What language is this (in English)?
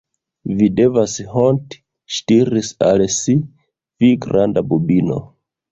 Esperanto